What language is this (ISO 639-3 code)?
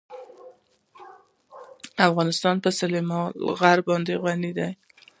pus